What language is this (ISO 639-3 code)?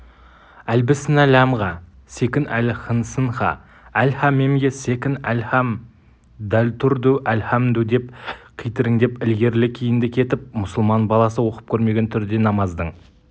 kaz